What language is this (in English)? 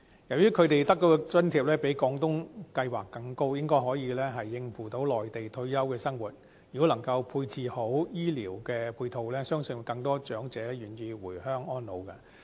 Cantonese